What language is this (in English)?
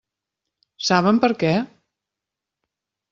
Catalan